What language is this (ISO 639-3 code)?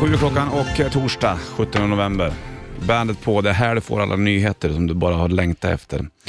swe